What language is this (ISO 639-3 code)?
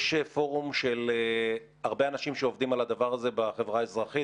heb